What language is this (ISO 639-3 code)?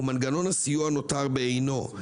heb